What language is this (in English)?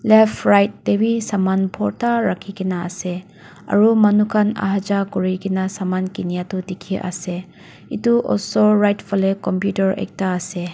Naga Pidgin